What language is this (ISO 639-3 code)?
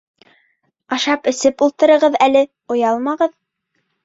bak